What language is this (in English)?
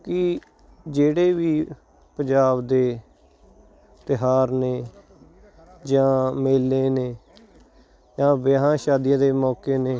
Punjabi